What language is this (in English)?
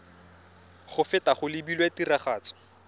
Tswana